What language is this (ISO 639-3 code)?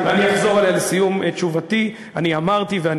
heb